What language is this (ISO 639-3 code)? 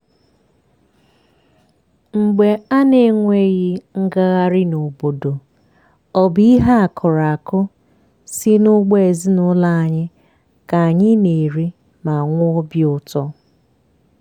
ibo